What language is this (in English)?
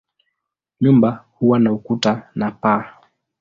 Swahili